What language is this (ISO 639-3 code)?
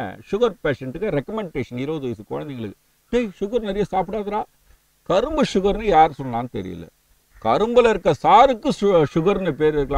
ron